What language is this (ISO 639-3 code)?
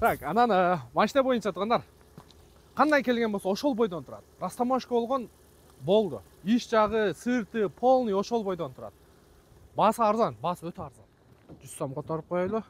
tur